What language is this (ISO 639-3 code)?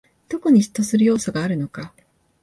jpn